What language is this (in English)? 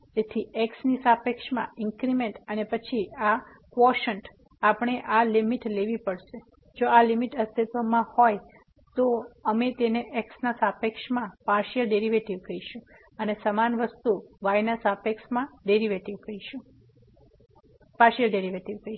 Gujarati